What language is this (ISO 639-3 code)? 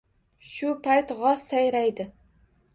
uzb